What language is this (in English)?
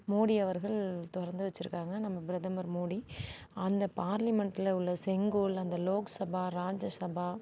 Tamil